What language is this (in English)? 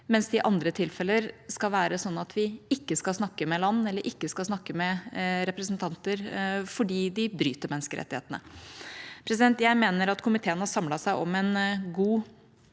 Norwegian